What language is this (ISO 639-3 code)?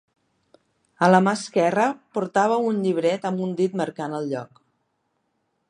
cat